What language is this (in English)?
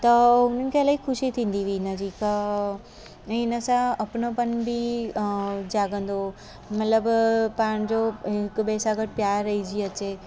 Sindhi